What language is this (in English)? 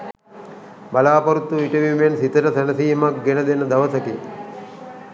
Sinhala